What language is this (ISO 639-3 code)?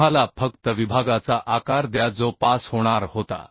mar